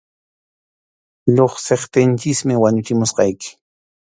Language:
Arequipa-La Unión Quechua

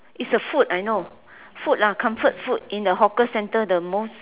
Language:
English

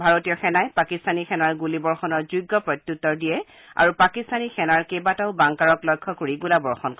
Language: Assamese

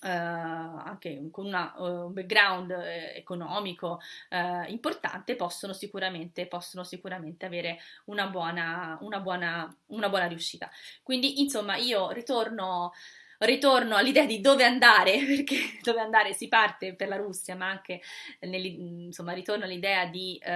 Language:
Italian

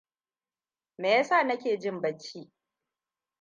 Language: Hausa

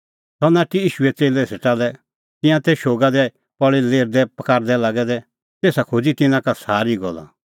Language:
Kullu Pahari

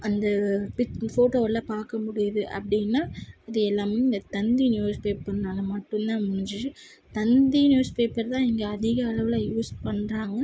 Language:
Tamil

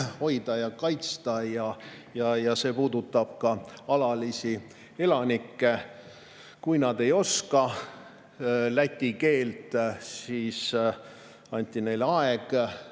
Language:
Estonian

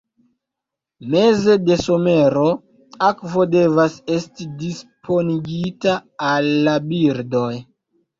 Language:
Esperanto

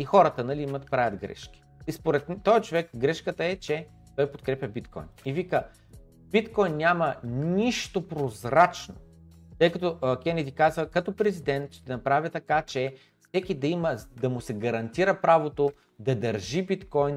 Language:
Bulgarian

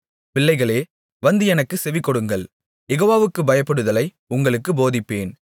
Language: Tamil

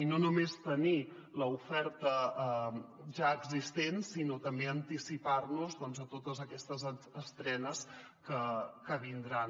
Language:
Catalan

